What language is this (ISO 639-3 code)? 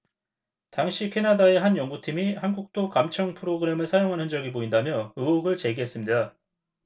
kor